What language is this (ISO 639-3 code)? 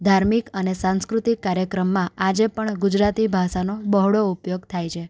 guj